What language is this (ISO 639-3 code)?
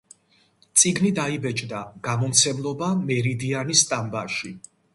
kat